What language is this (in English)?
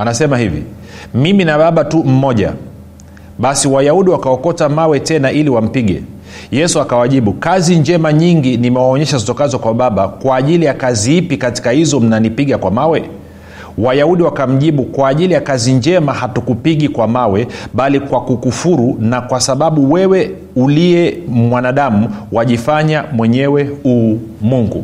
Swahili